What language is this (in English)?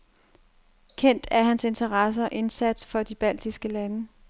Danish